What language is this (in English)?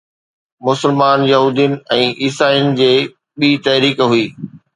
Sindhi